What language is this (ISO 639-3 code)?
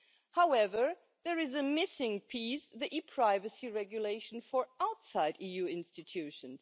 eng